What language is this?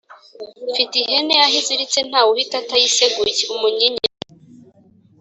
Kinyarwanda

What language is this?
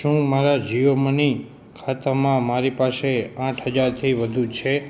Gujarati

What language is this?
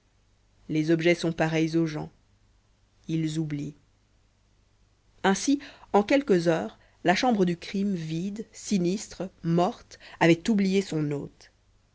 French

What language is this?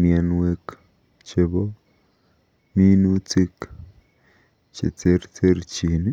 Kalenjin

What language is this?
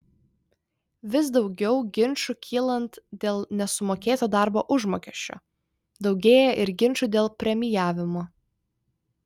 Lithuanian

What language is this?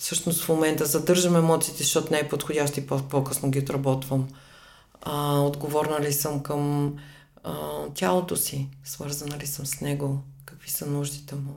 Bulgarian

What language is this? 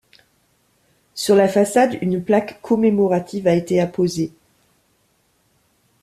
French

